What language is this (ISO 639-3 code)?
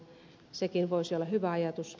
fin